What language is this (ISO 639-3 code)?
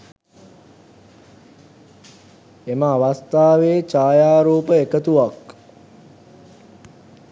sin